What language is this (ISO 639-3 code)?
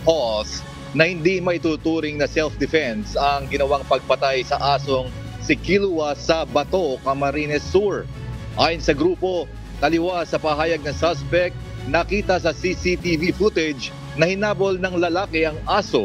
fil